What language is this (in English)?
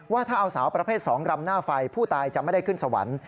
Thai